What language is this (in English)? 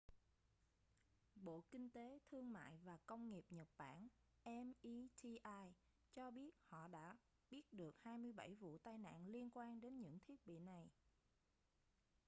Vietnamese